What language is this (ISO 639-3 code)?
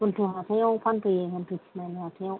brx